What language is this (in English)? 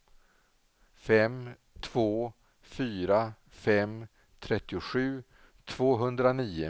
Swedish